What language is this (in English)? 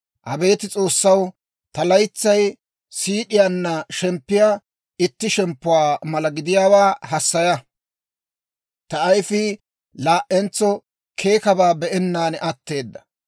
Dawro